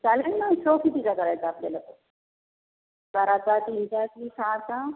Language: Marathi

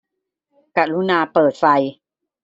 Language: Thai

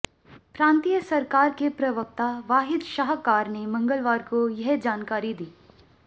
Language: Hindi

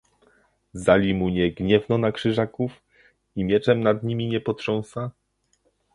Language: Polish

